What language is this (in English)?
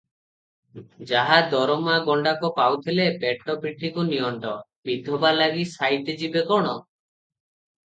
Odia